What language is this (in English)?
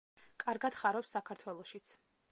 Georgian